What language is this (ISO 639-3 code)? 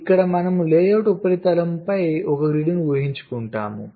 tel